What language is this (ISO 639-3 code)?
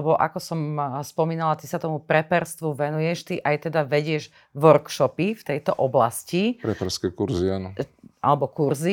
slk